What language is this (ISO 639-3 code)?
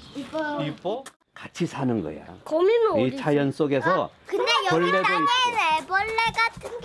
kor